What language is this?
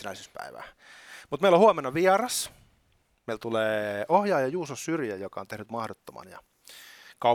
Finnish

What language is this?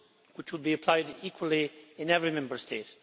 English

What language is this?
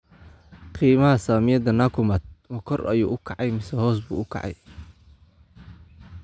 Somali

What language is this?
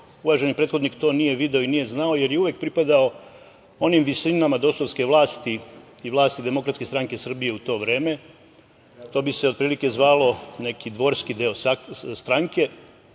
Serbian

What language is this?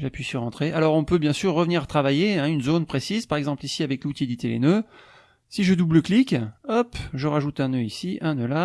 French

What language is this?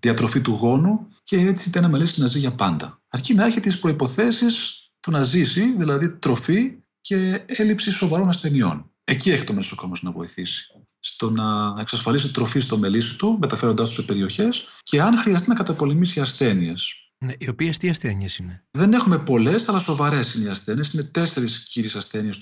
Greek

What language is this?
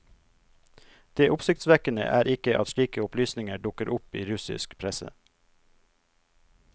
Norwegian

